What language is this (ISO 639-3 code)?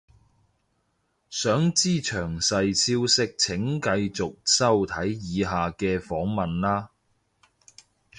yue